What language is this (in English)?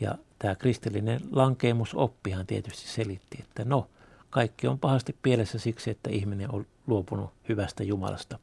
Finnish